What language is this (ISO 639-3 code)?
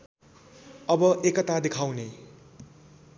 nep